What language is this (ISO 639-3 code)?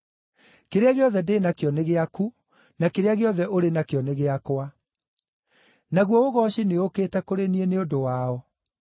kik